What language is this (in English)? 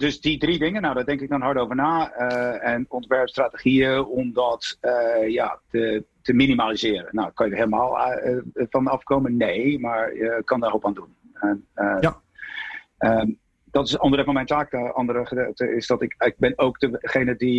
Dutch